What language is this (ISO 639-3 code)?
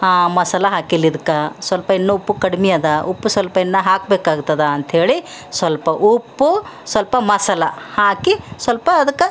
kan